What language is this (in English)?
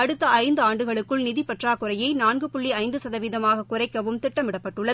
Tamil